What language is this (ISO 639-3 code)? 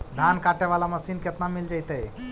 mag